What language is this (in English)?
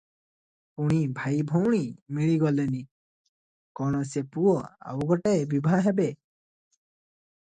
Odia